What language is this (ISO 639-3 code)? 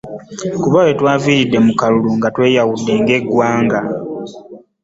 lug